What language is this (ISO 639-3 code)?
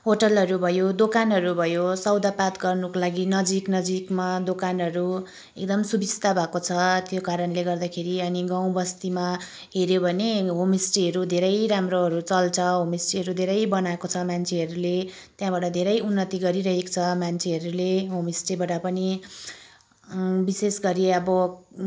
nep